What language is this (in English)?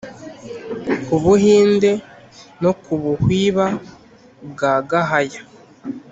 Kinyarwanda